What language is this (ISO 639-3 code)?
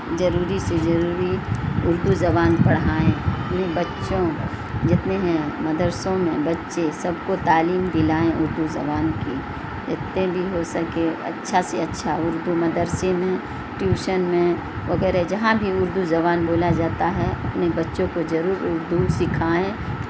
urd